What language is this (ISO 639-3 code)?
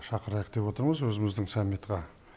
kaz